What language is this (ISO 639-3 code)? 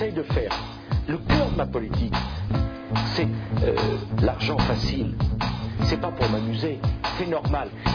fra